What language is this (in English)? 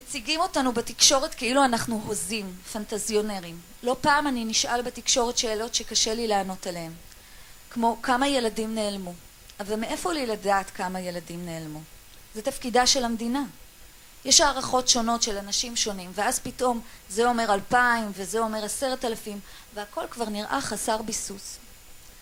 Hebrew